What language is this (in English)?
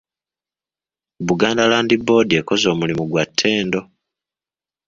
Ganda